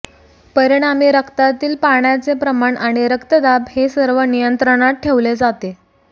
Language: Marathi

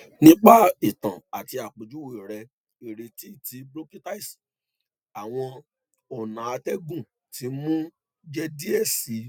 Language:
Yoruba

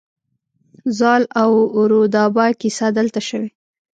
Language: Pashto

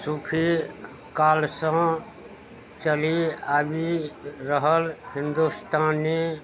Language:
Maithili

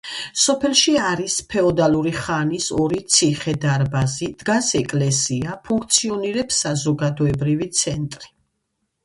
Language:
Georgian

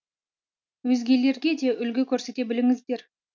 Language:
Kazakh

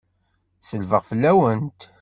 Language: Kabyle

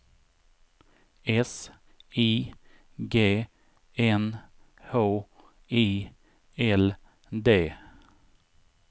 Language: Swedish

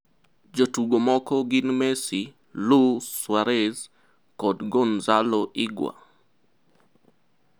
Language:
Luo (Kenya and Tanzania)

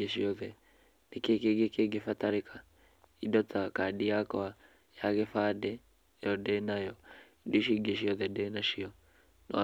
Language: Kikuyu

